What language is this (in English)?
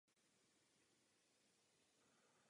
Czech